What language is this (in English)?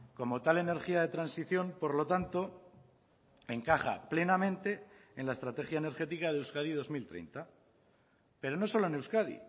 Spanish